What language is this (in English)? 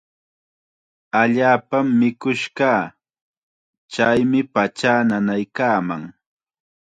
Chiquián Ancash Quechua